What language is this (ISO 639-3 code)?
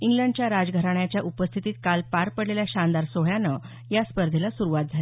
mar